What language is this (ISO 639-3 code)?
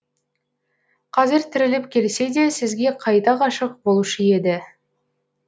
kaz